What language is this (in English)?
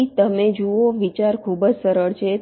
Gujarati